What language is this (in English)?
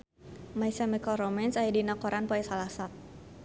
Sundanese